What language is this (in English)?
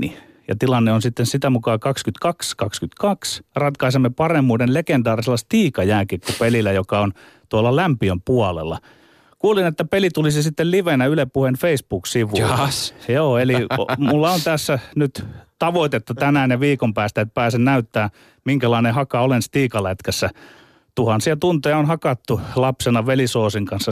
Finnish